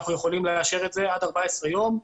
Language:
Hebrew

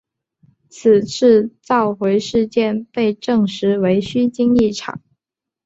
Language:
Chinese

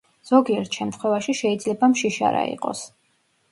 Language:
Georgian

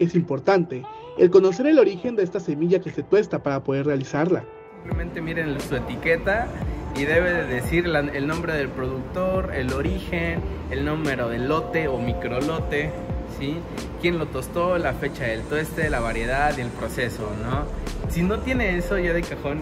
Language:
Spanish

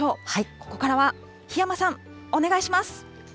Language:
Japanese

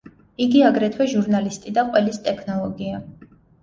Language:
Georgian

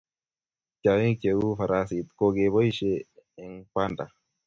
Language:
Kalenjin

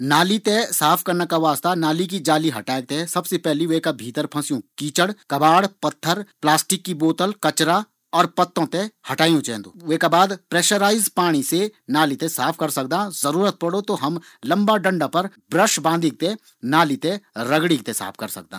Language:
Garhwali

